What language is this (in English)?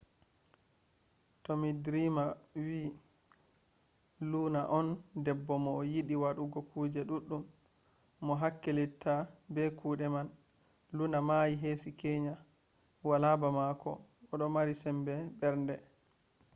Fula